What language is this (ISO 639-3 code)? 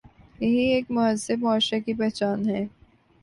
urd